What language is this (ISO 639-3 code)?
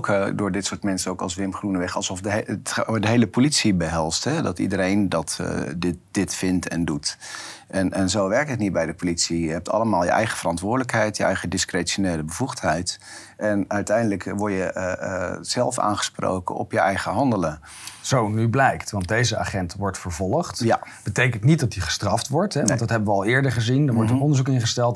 nld